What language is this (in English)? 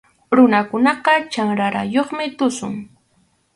Arequipa-La Unión Quechua